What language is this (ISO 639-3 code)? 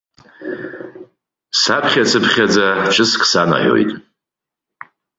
abk